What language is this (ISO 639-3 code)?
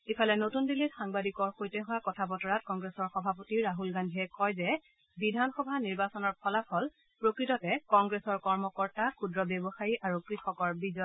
asm